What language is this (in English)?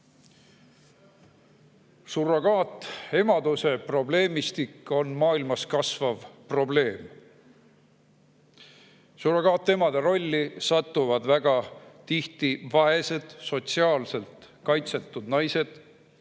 Estonian